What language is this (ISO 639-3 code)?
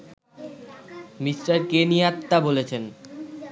ben